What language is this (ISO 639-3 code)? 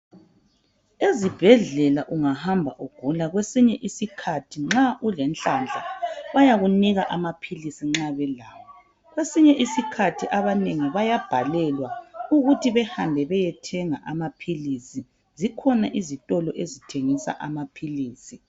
nde